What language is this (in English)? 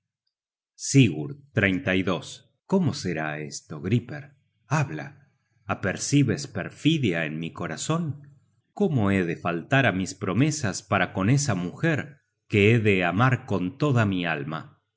Spanish